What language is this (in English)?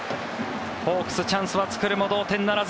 Japanese